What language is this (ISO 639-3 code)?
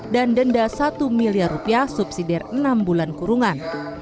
ind